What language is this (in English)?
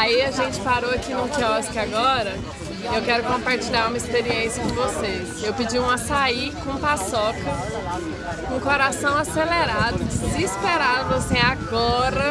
Portuguese